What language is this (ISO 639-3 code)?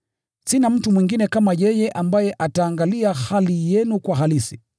swa